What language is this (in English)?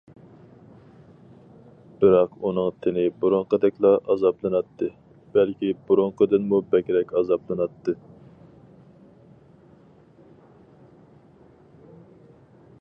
Uyghur